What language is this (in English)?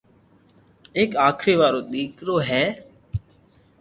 Loarki